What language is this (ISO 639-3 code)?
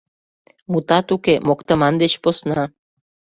chm